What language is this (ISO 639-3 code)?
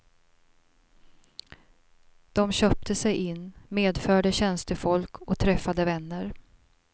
swe